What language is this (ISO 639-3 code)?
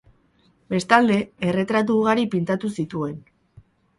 eus